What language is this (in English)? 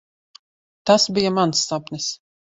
Latvian